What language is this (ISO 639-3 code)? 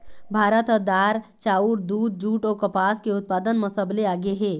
hne